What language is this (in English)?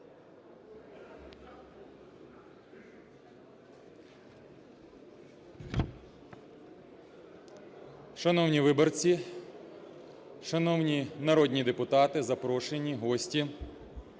Ukrainian